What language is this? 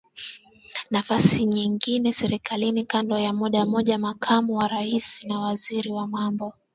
Swahili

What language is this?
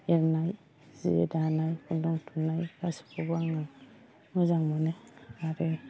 Bodo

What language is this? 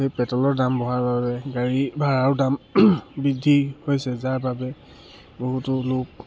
Assamese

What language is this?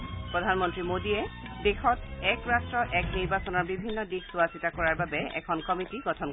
Assamese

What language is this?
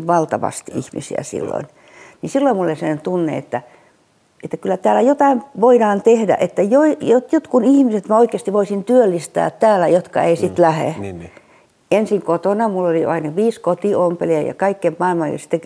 Finnish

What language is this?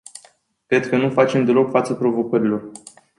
Romanian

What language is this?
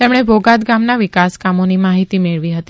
Gujarati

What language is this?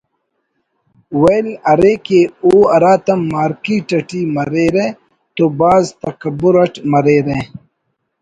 Brahui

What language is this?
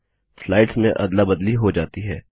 Hindi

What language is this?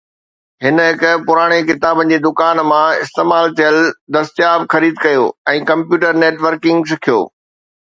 Sindhi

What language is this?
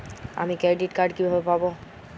Bangla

